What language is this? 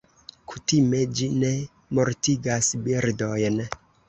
Esperanto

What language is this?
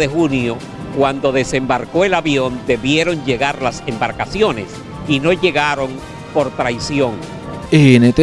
Spanish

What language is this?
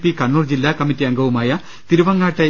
Malayalam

